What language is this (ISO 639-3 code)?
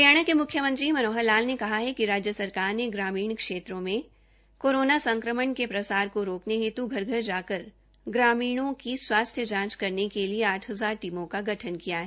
hin